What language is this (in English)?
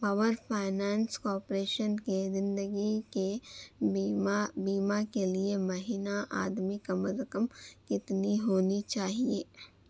Urdu